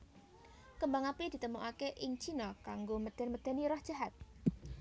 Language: Javanese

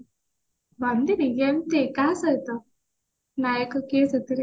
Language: Odia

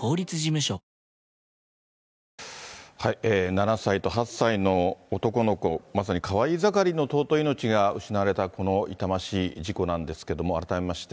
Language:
Japanese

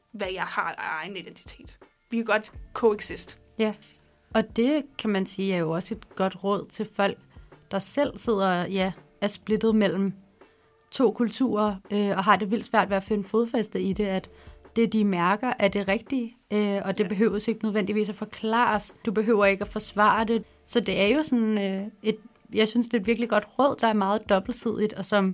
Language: Danish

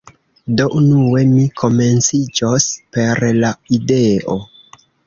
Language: Esperanto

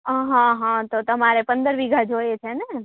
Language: Gujarati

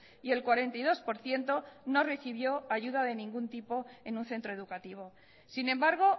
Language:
Spanish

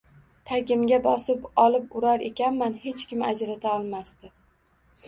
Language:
Uzbek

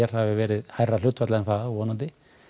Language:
Icelandic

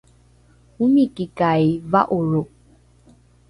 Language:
Rukai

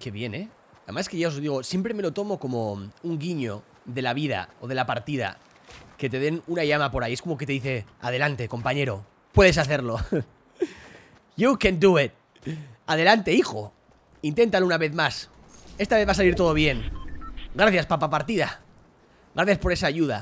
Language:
Spanish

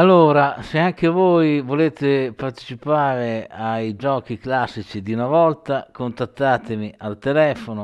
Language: Italian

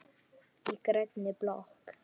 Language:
Icelandic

